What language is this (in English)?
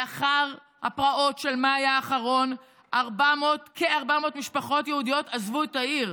Hebrew